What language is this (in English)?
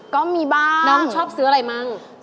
Thai